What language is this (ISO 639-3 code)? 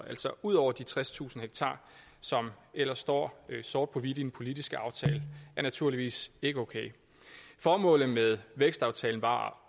dan